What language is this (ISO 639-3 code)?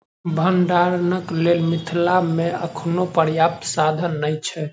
mai